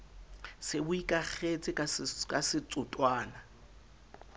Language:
Southern Sotho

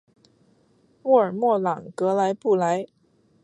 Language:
Chinese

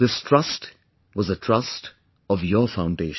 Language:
English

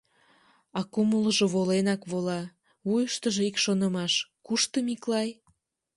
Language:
Mari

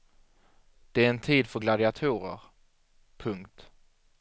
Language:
Swedish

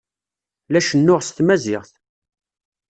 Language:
Kabyle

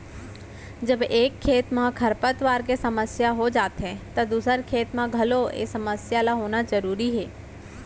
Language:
Chhattisgarhi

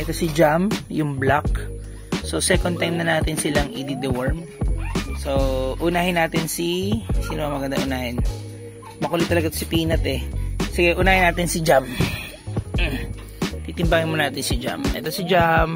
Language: Filipino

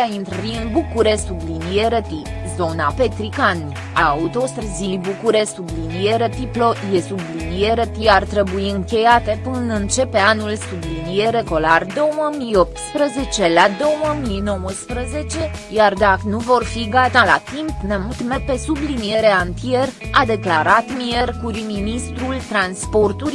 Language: Romanian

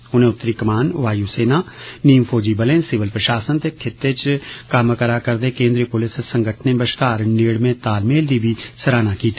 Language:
Dogri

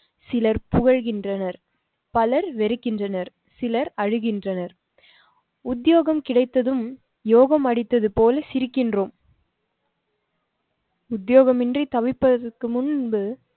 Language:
Tamil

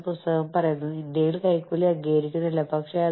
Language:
Malayalam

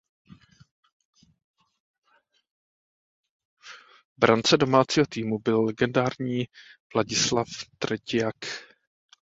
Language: Czech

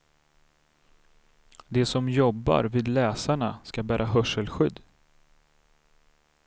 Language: Swedish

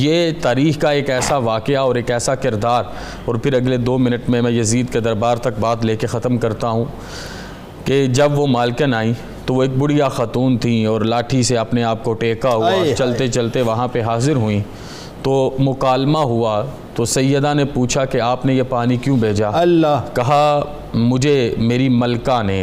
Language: Urdu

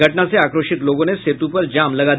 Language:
Hindi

